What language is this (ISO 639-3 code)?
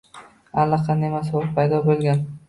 uzb